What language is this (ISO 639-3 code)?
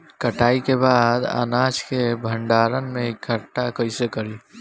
bho